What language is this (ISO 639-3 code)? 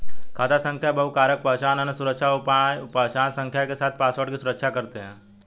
hin